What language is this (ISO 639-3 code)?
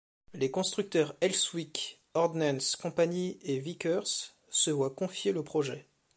fra